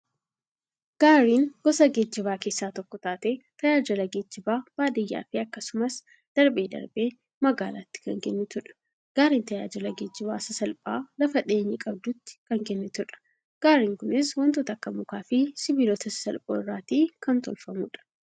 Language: Oromo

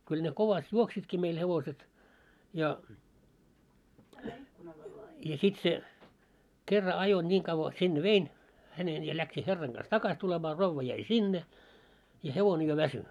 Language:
Finnish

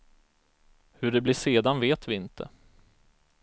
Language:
Swedish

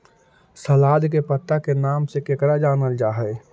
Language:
Magahi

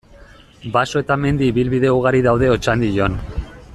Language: Basque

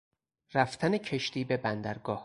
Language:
Persian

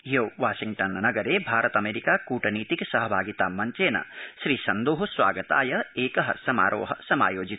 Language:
Sanskrit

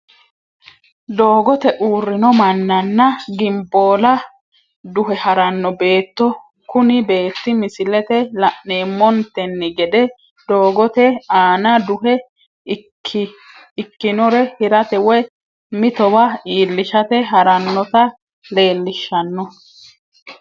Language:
Sidamo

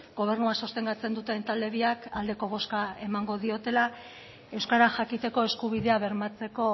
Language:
Basque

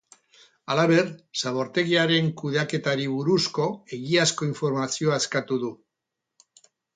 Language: Basque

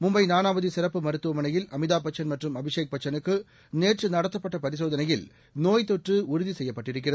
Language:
Tamil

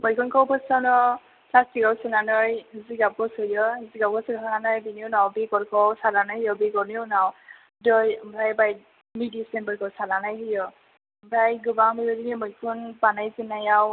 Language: Bodo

